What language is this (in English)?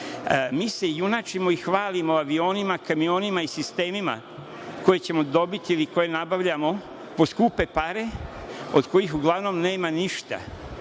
Serbian